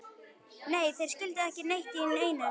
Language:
Icelandic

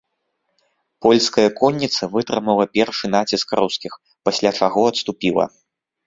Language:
Belarusian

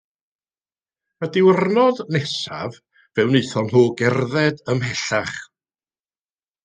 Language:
Welsh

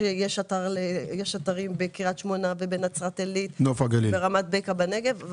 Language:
Hebrew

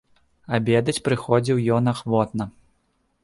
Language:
Belarusian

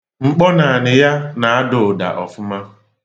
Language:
Igbo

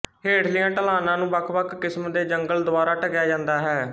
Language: Punjabi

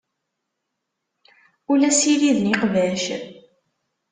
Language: Kabyle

